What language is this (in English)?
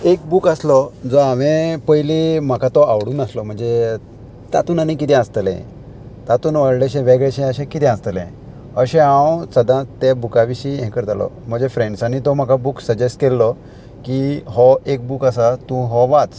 Konkani